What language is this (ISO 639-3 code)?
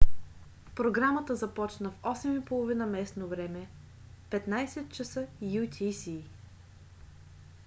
bul